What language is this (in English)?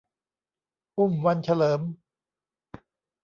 Thai